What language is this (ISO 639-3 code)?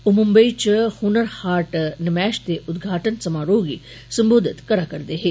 doi